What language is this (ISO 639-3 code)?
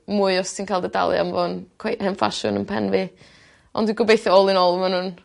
cym